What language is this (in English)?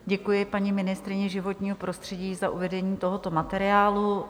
Czech